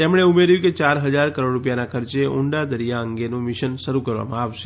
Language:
Gujarati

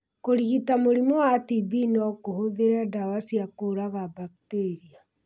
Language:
Kikuyu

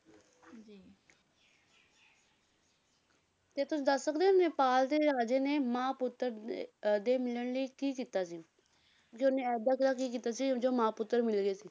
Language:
Punjabi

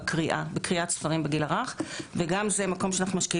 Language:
Hebrew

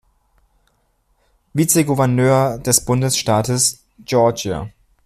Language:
German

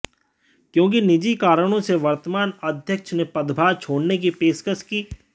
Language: Hindi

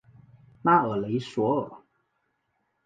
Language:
Chinese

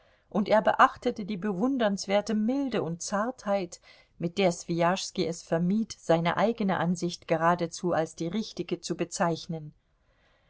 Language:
German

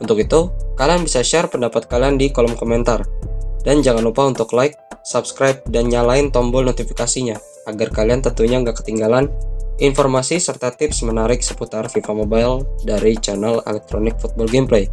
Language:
Indonesian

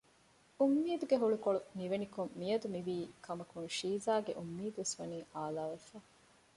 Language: Divehi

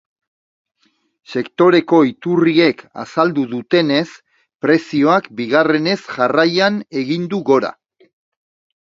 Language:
Basque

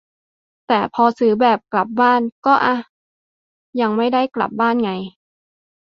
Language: Thai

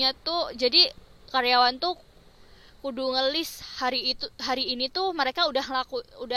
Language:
Indonesian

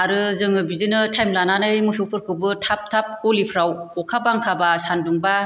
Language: Bodo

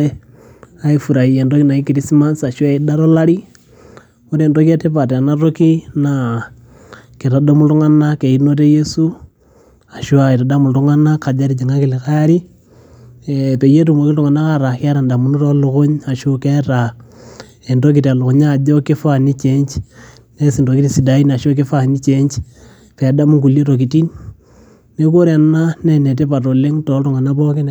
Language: Masai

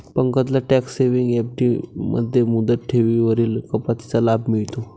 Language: Marathi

